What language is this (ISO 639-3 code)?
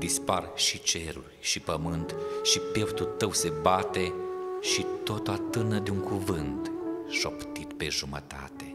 ron